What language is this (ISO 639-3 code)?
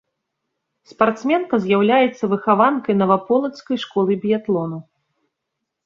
bel